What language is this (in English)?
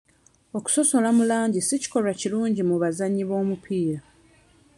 Ganda